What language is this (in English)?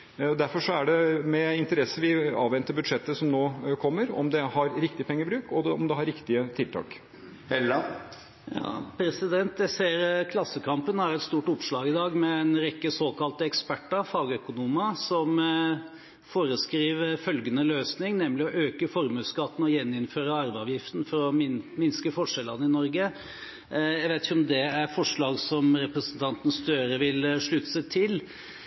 Norwegian Bokmål